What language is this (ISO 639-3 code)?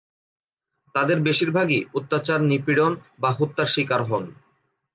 ben